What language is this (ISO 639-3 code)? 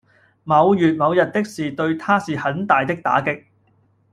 yue